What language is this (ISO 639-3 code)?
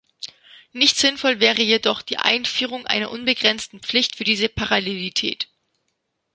deu